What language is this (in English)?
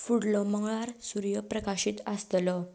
Konkani